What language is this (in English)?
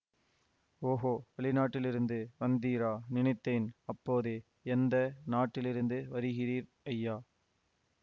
Tamil